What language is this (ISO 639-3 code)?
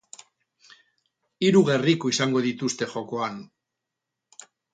eus